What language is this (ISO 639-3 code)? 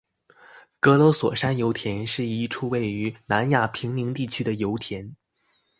zho